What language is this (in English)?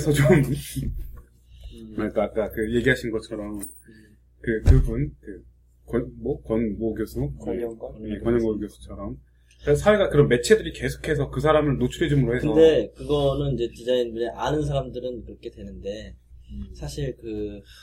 Korean